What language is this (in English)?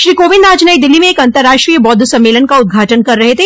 Hindi